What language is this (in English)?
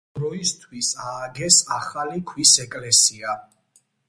Georgian